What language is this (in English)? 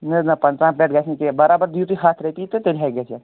Kashmiri